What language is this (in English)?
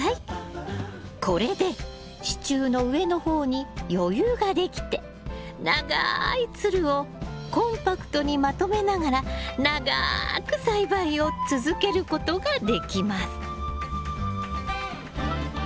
Japanese